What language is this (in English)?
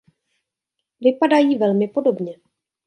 Czech